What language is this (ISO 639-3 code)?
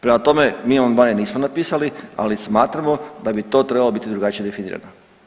hrv